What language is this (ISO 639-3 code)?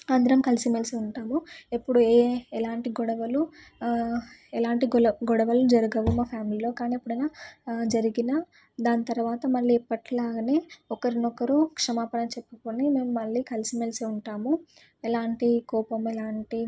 tel